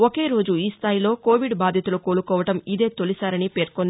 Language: Telugu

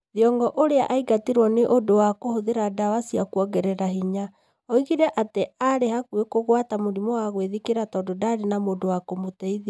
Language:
Kikuyu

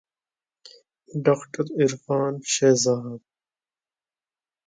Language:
Urdu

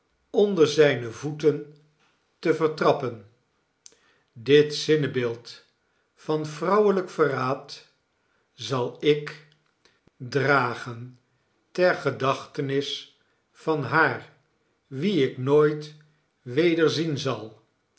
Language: Dutch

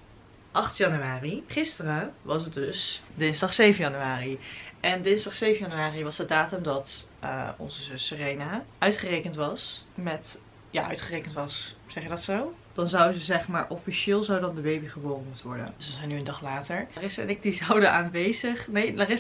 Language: Dutch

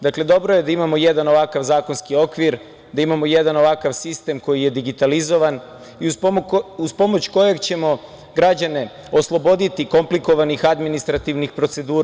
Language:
Serbian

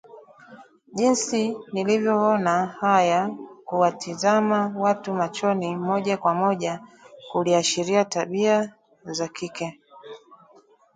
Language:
Swahili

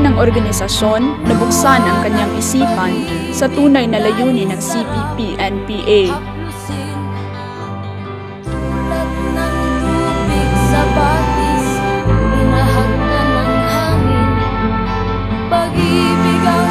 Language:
Filipino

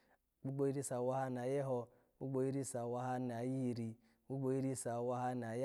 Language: Alago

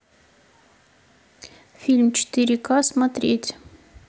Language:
Russian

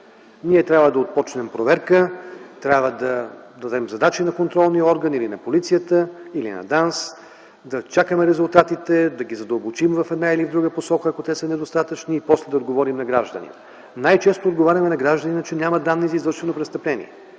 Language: Bulgarian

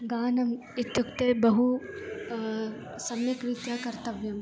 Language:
Sanskrit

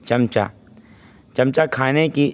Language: Urdu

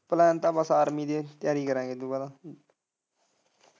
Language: Punjabi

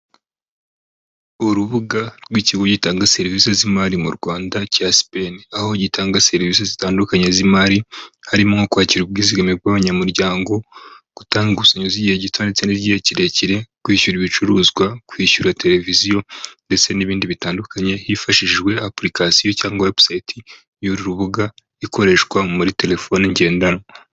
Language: Kinyarwanda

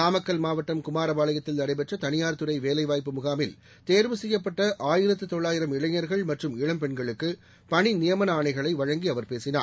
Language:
Tamil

